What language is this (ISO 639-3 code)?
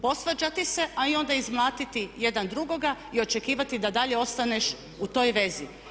hrv